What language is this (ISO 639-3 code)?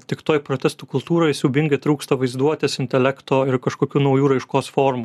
lit